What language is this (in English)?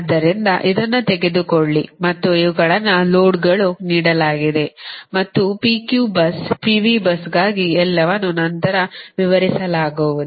Kannada